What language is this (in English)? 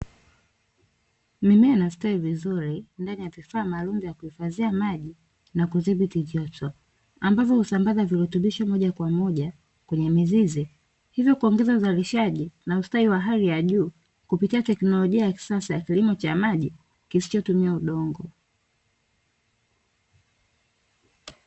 Swahili